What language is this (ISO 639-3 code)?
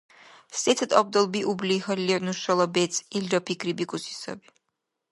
dar